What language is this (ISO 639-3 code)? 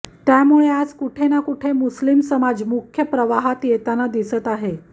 mar